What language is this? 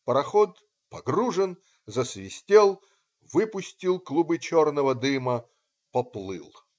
Russian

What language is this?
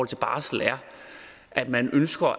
Danish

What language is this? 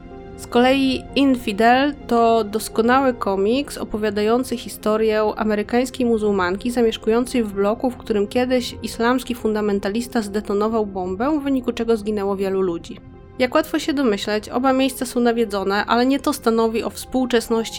Polish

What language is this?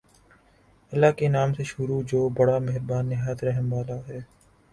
Urdu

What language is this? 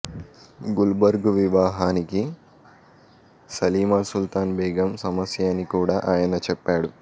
Telugu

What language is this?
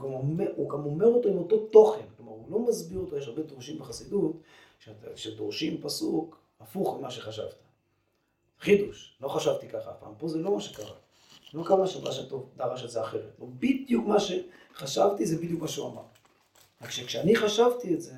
Hebrew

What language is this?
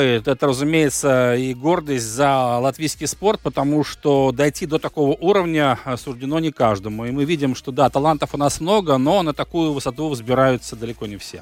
Russian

